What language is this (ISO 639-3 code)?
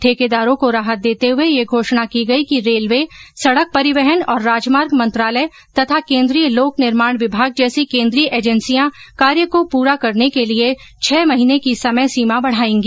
hin